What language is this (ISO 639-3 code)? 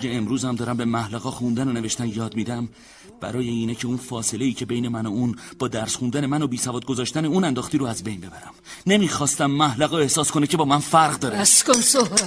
fas